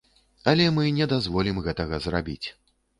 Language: Belarusian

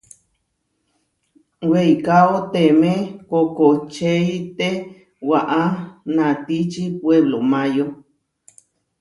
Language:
Huarijio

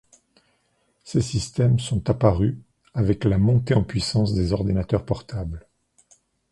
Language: French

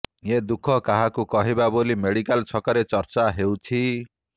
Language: Odia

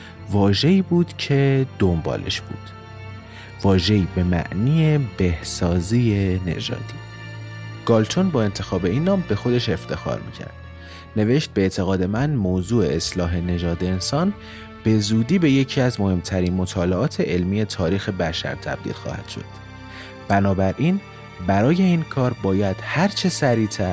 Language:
Persian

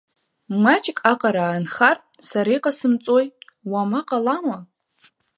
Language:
Abkhazian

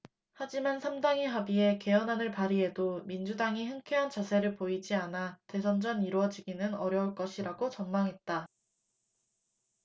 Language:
Korean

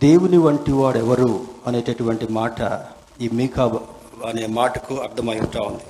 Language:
Telugu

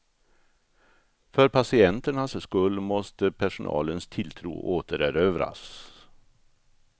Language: Swedish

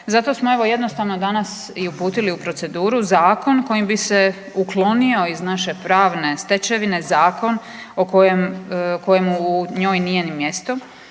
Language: Croatian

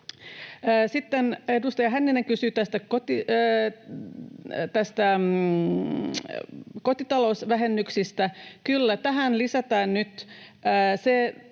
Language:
Finnish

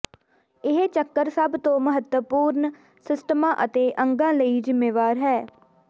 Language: Punjabi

